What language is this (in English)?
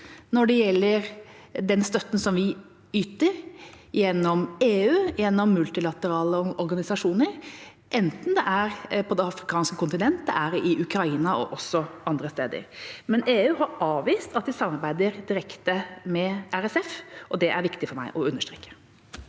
Norwegian